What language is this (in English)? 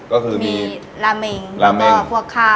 Thai